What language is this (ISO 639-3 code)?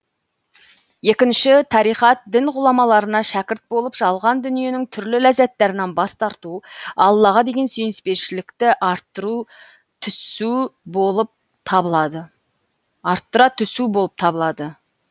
kaz